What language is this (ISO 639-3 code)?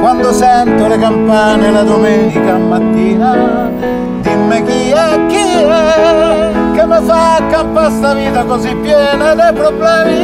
ita